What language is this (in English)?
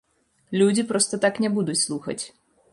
Belarusian